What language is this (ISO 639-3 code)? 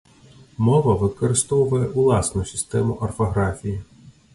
bel